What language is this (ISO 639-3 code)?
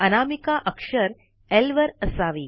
mar